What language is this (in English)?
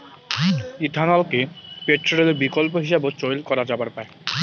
Bangla